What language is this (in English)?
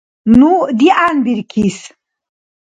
Dargwa